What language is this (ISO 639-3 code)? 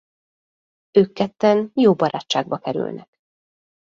hun